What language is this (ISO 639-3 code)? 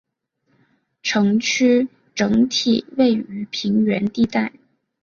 zho